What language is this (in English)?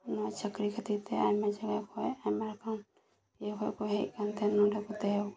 Santali